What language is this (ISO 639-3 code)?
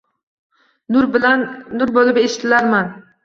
uzb